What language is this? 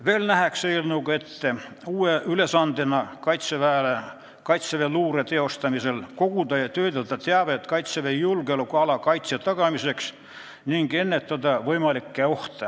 Estonian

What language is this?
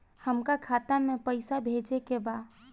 Bhojpuri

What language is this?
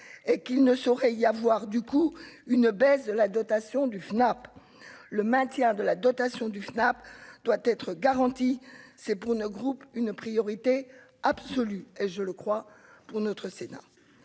French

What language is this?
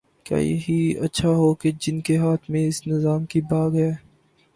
Urdu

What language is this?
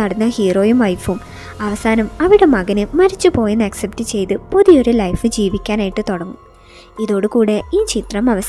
Arabic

